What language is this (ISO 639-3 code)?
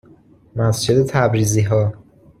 fas